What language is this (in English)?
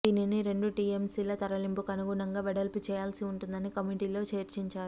Telugu